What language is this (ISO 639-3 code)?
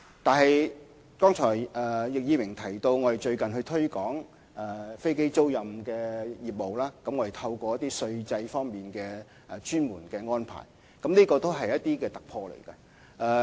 yue